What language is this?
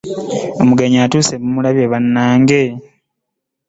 Ganda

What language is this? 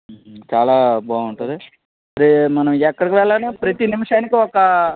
Telugu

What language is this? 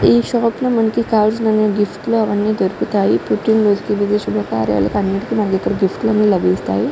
Telugu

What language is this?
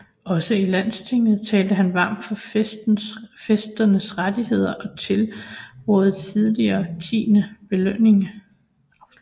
Danish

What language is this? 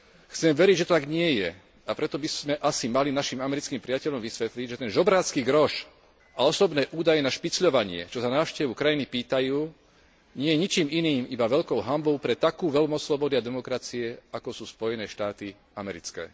Slovak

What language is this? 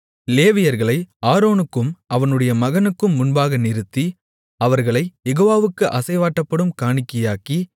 Tamil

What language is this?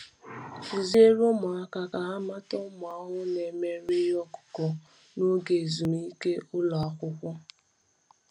Igbo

